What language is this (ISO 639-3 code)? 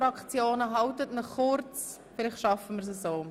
gsw